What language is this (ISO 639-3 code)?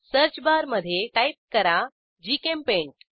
mar